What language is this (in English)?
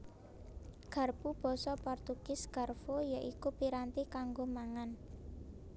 Javanese